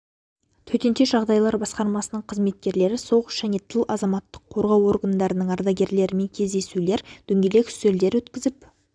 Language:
Kazakh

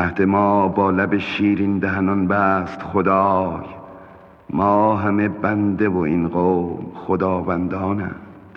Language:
Persian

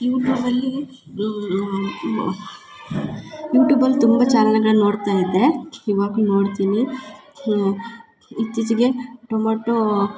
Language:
Kannada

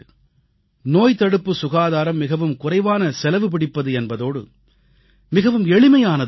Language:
Tamil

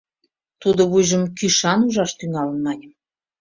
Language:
Mari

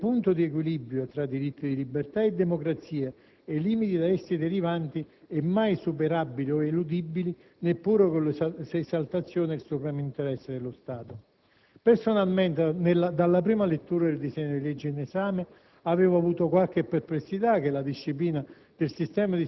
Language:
Italian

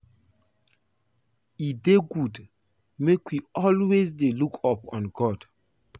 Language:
Nigerian Pidgin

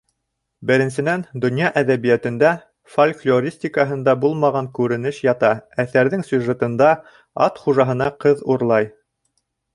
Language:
Bashkir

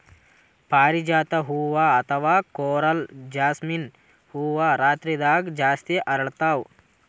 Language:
Kannada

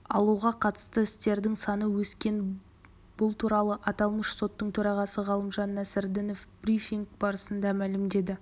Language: Kazakh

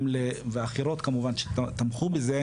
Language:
Hebrew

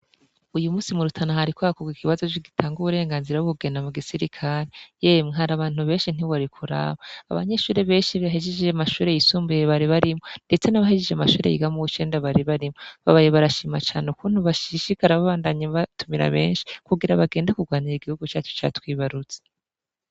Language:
Rundi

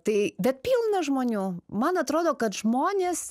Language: Lithuanian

